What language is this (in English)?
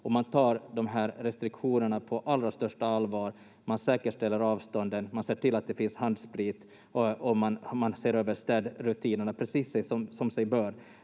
Finnish